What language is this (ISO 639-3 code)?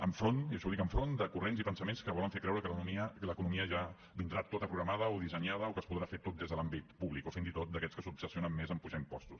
cat